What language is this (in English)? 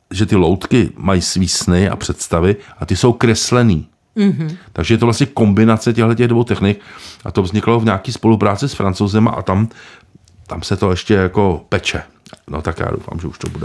Czech